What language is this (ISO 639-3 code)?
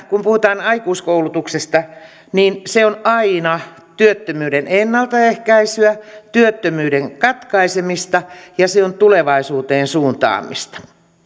fin